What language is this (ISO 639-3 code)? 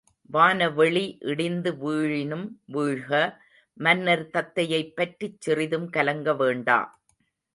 tam